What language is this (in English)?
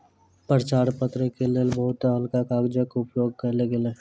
Maithili